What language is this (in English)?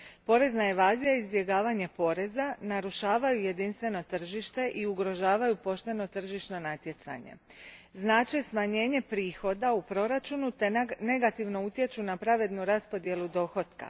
Croatian